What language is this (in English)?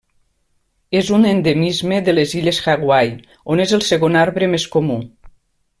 Catalan